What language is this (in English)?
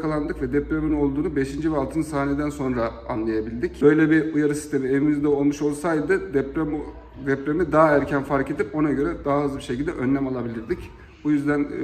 Turkish